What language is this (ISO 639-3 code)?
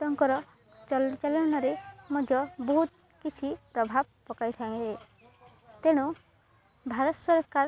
ori